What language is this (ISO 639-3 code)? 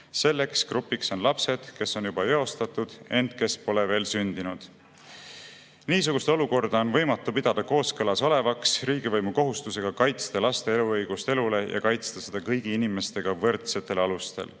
est